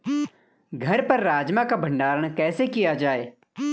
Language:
Hindi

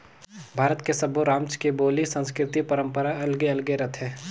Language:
Chhattisgarhi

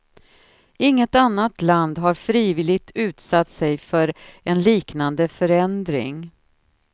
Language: Swedish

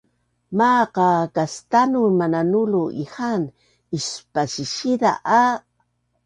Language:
Bunun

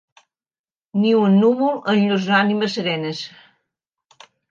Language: Catalan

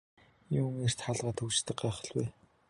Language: Mongolian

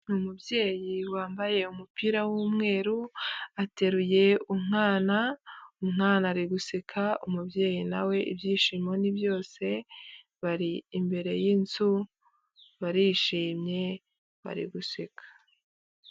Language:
Kinyarwanda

